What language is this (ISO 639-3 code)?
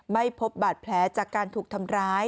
tha